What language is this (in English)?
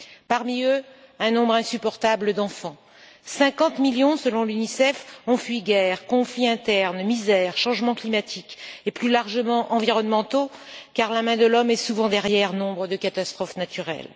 French